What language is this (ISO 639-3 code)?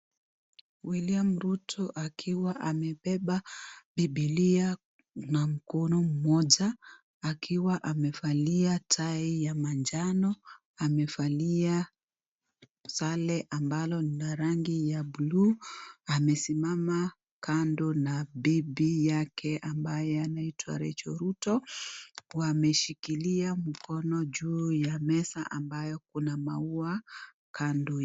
swa